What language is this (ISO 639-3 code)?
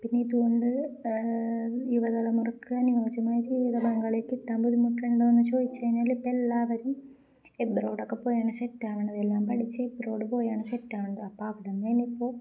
mal